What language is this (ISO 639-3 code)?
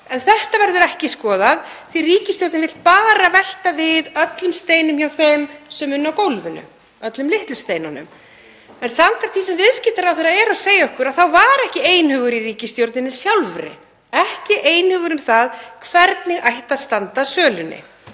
isl